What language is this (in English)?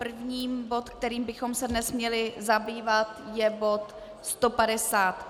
Czech